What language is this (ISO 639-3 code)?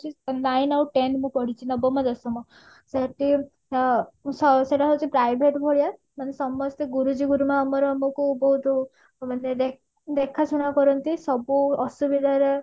ori